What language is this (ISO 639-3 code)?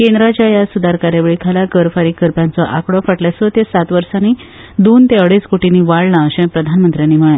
kok